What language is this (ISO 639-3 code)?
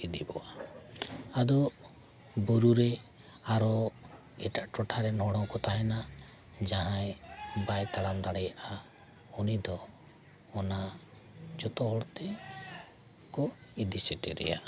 sat